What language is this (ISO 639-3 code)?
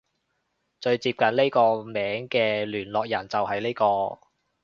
yue